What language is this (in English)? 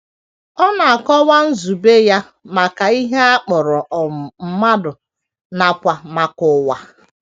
Igbo